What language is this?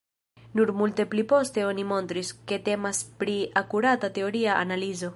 Esperanto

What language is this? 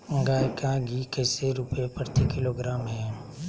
Magahi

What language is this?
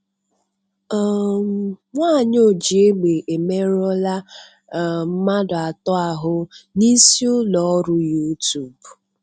Igbo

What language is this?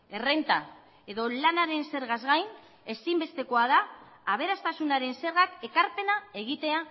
Basque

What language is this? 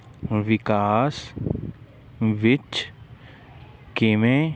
Punjabi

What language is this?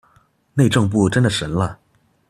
Chinese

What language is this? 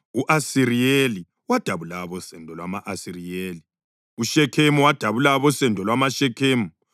North Ndebele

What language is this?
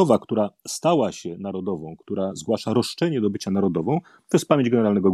Polish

